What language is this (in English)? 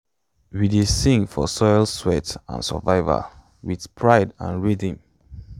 Nigerian Pidgin